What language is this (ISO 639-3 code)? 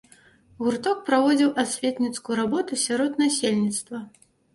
bel